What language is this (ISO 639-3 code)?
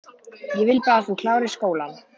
isl